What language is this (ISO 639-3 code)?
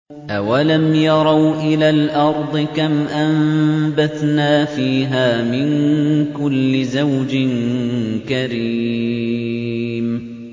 ara